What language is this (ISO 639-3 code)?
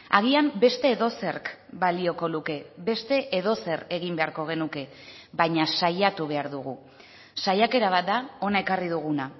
eus